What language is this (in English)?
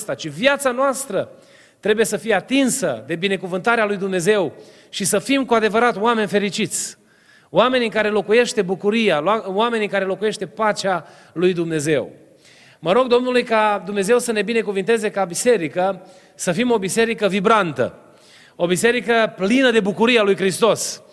Romanian